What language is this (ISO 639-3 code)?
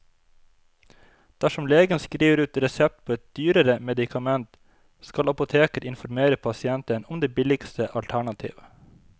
nor